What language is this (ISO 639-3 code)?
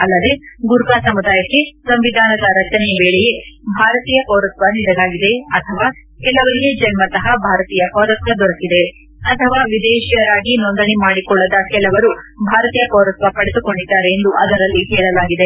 kan